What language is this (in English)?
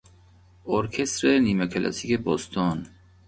Persian